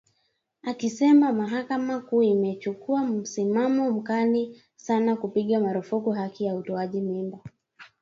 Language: Swahili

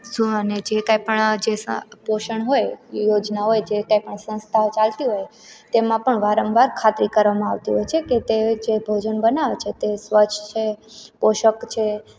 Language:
Gujarati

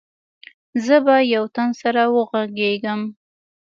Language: Pashto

